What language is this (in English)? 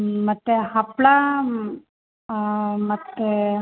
Kannada